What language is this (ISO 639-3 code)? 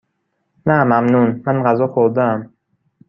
fas